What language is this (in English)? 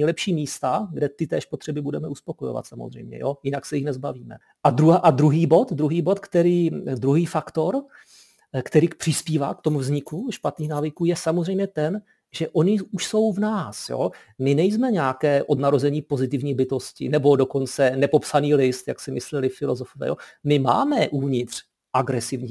Czech